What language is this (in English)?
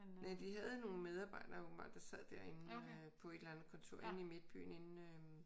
Danish